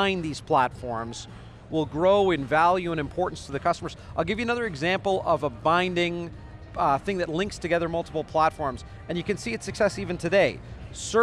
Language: English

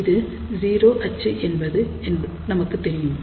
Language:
Tamil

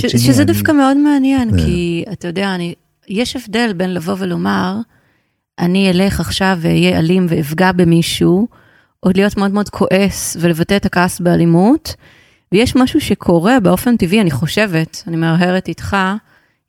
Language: Hebrew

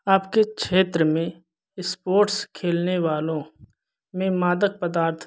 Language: Hindi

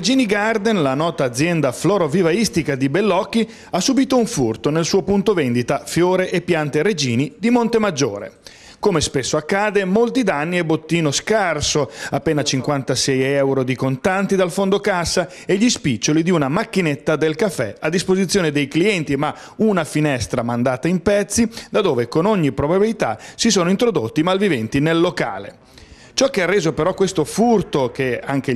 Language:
Italian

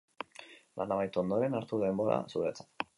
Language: Basque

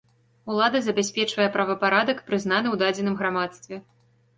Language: Belarusian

